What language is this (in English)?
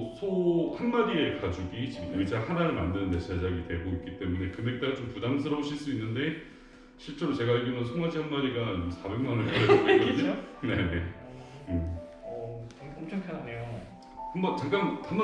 Korean